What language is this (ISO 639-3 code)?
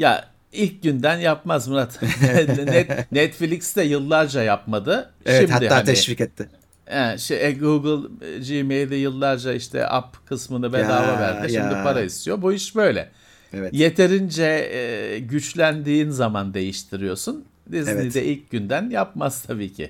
tur